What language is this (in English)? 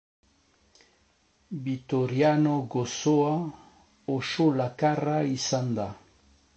Basque